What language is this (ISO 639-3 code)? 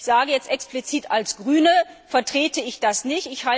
deu